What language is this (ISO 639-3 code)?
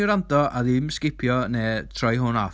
cym